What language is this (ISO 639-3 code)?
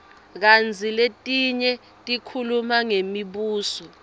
ssw